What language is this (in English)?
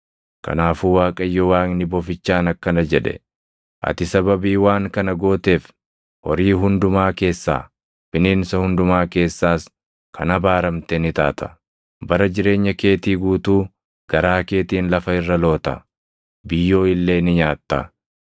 Oromo